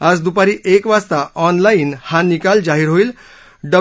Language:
Marathi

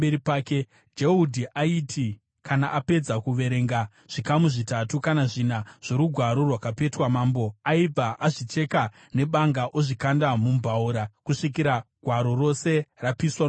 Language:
Shona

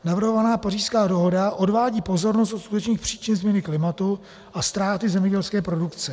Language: Czech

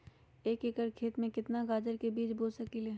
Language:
Magahi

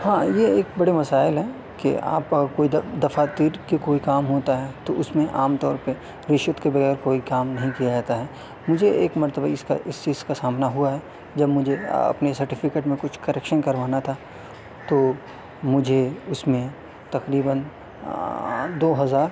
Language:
Urdu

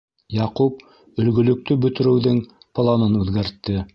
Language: Bashkir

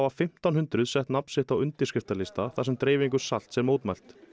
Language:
Icelandic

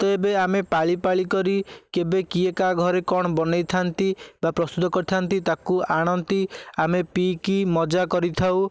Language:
Odia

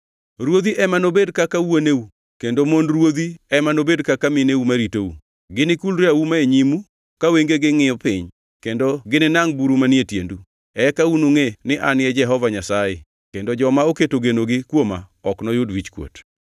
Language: Luo (Kenya and Tanzania)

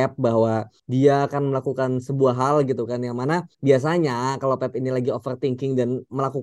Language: Indonesian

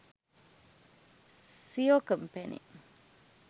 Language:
Sinhala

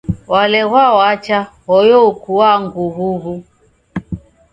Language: Taita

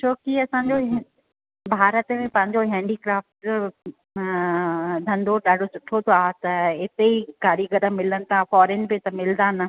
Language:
Sindhi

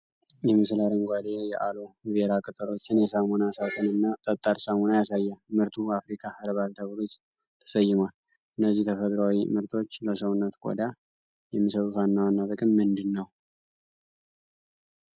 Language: Amharic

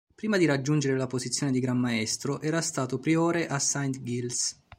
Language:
Italian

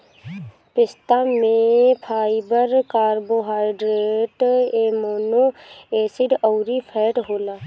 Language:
Bhojpuri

